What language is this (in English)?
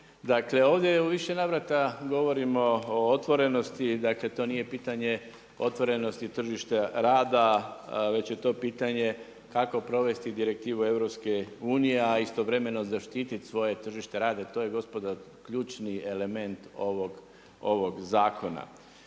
Croatian